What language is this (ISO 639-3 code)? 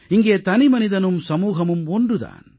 tam